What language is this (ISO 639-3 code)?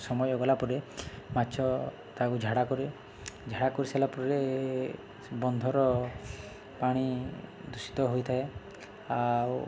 ori